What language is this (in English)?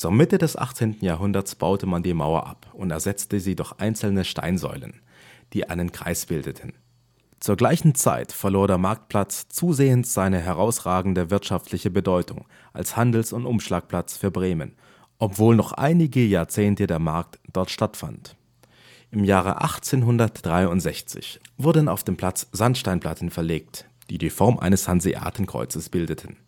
German